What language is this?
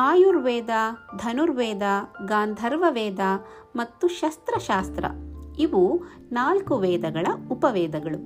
Kannada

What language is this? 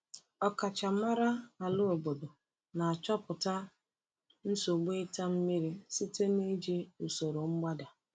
Igbo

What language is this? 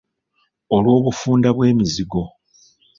Ganda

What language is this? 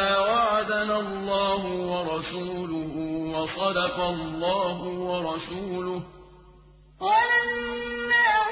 Arabic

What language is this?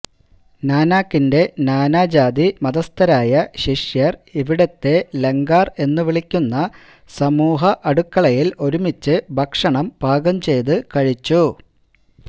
Malayalam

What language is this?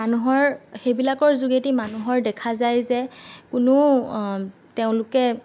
Assamese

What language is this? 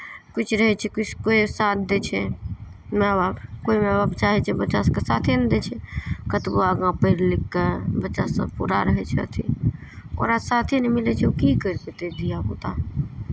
Maithili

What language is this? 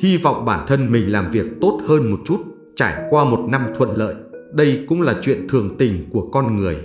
Vietnamese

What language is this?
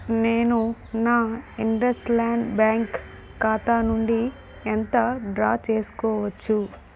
Telugu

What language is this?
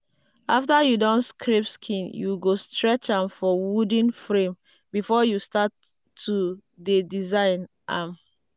Nigerian Pidgin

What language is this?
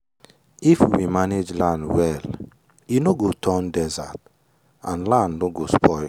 Nigerian Pidgin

